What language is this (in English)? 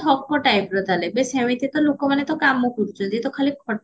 Odia